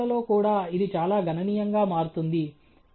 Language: Telugu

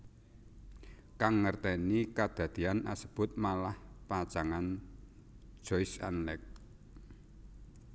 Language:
Javanese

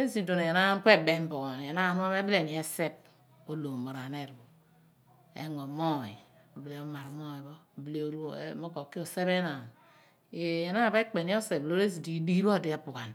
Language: Abua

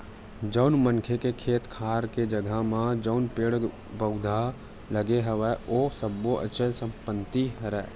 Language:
Chhattisgarhi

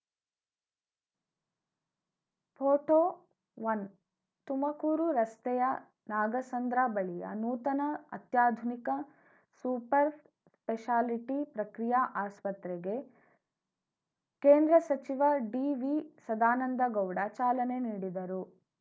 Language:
Kannada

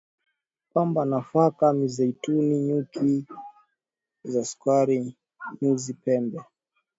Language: Swahili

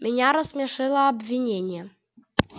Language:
Russian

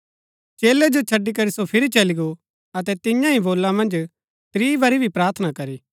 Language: Gaddi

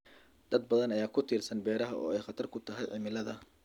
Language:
Somali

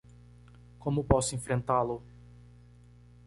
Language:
Portuguese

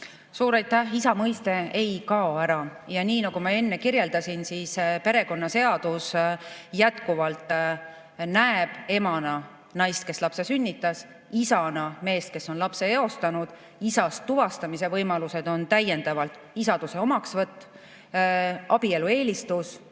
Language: Estonian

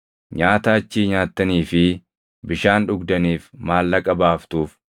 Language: Oromo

